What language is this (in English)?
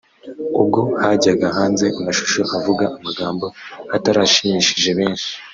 Kinyarwanda